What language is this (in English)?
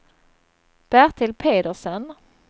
Swedish